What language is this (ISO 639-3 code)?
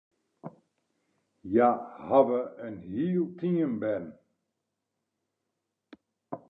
fry